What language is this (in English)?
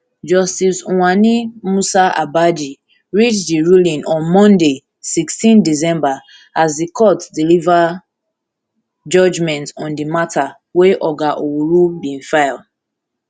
Nigerian Pidgin